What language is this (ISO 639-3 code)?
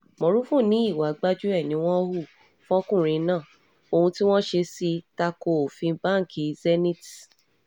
yor